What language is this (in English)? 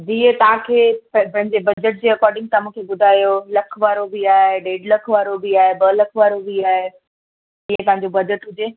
Sindhi